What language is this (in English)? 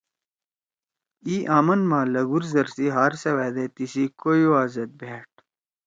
Torwali